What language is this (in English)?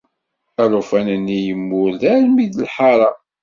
Kabyle